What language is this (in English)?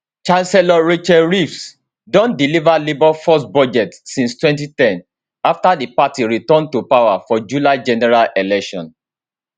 Nigerian Pidgin